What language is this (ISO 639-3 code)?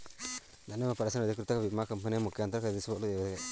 kan